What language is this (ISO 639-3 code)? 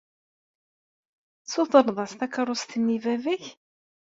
kab